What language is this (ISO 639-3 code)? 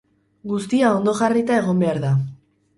eus